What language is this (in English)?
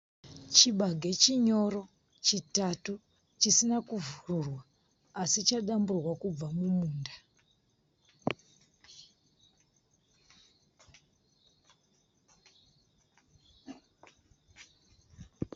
Shona